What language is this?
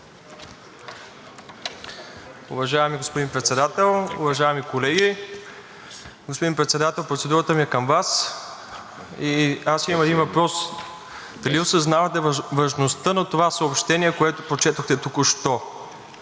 Bulgarian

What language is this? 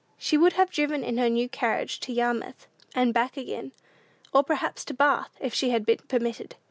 English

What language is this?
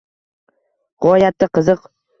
Uzbek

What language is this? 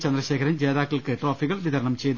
Malayalam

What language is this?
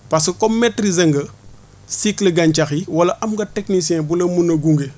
Wolof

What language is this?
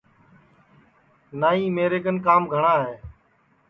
Sansi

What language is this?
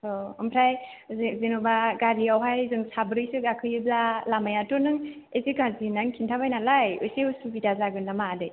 Bodo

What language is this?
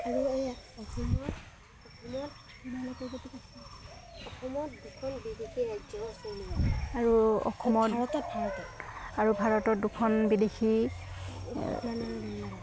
Assamese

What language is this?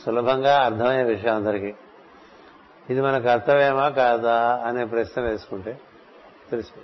Telugu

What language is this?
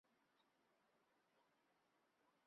Chinese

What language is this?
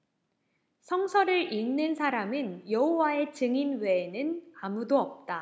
Korean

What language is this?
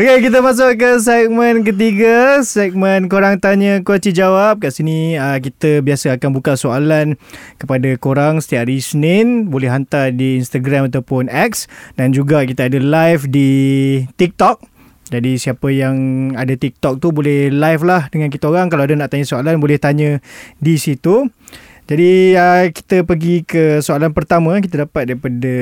Malay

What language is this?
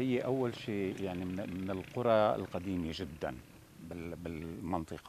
Arabic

